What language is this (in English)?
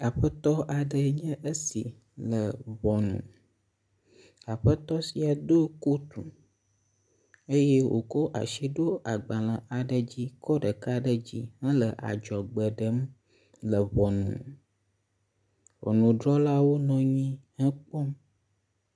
Ewe